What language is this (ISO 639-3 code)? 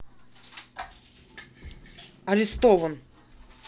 rus